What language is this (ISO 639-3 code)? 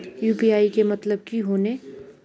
mag